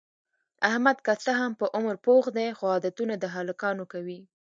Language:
Pashto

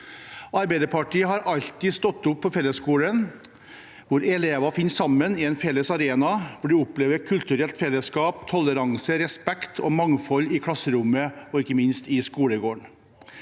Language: Norwegian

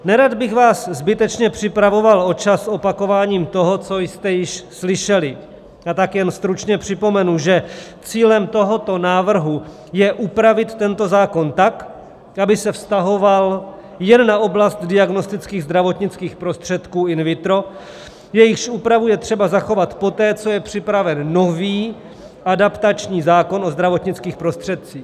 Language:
Czech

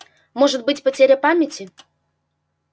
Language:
Russian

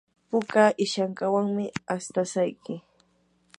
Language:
Yanahuanca Pasco Quechua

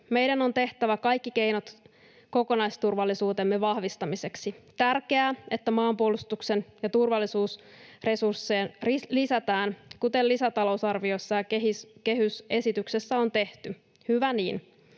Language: Finnish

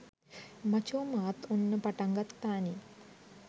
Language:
Sinhala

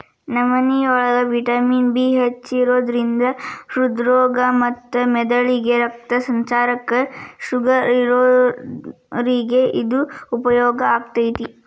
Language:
Kannada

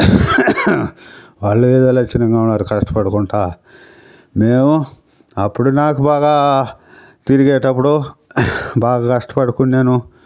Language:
Telugu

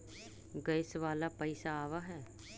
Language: Magahi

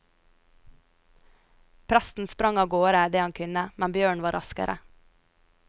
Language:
Norwegian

